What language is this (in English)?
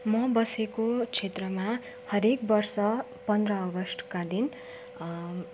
Nepali